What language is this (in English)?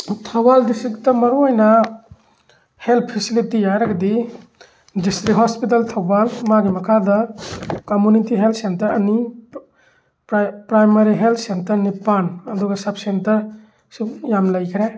Manipuri